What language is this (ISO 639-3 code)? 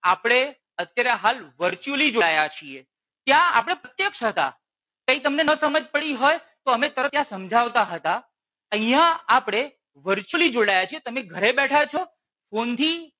guj